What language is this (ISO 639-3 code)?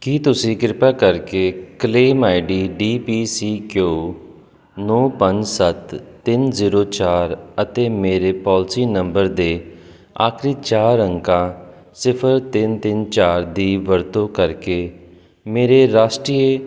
pan